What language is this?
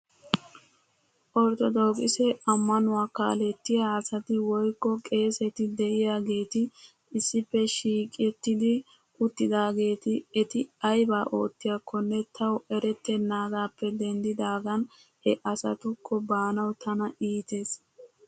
Wolaytta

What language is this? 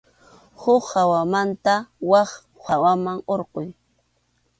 Arequipa-La Unión Quechua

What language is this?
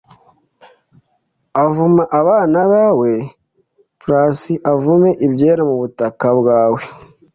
Kinyarwanda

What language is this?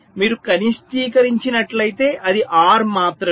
Telugu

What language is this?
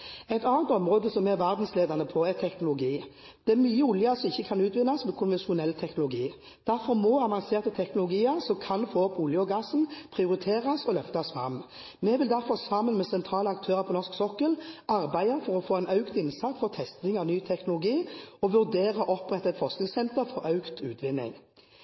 Norwegian Bokmål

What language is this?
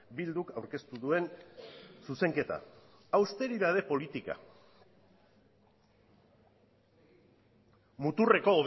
Basque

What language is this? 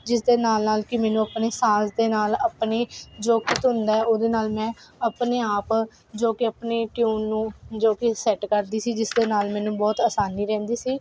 Punjabi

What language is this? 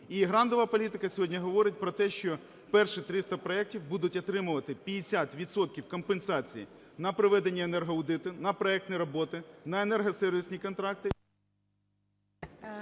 Ukrainian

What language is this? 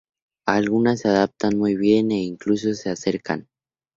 Spanish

